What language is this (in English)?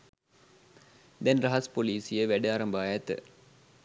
Sinhala